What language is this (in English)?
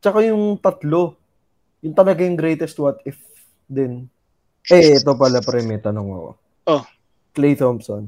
Filipino